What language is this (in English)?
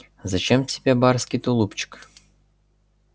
Russian